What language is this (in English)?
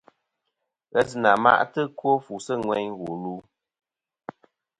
Kom